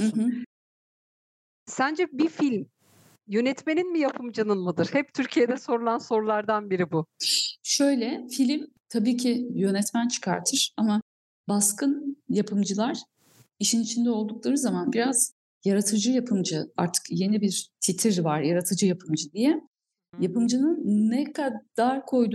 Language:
Turkish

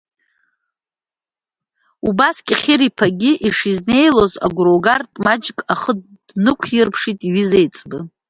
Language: Abkhazian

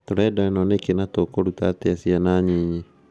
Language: Kikuyu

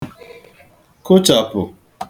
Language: Igbo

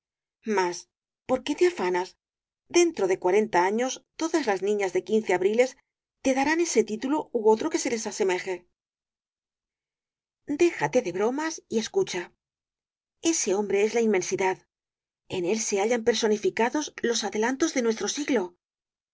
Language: Spanish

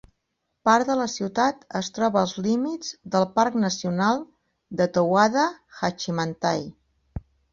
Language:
Catalan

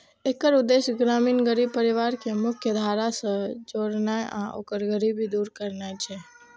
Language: Maithili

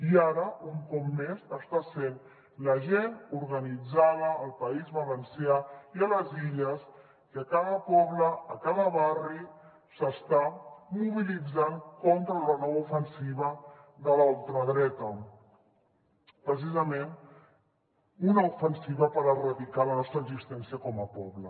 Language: Catalan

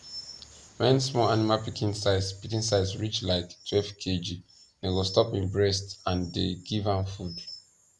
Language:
Nigerian Pidgin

